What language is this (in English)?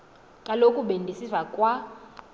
Xhosa